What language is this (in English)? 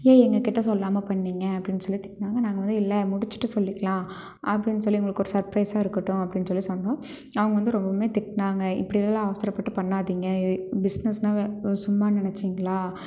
Tamil